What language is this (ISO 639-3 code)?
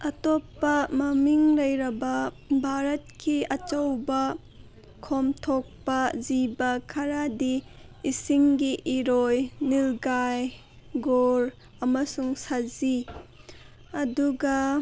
mni